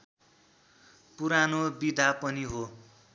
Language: Nepali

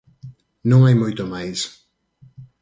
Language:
Galician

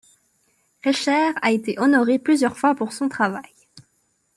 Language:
French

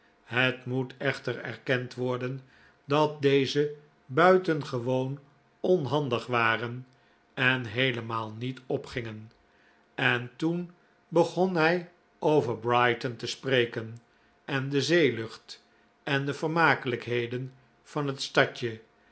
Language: Dutch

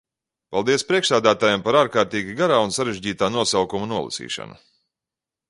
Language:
Latvian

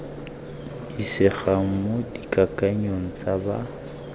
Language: Tswana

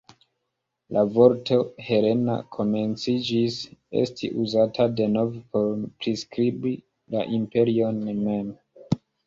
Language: Esperanto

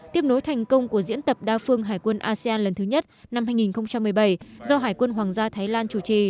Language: Vietnamese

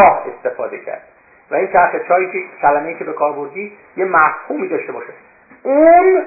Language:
Persian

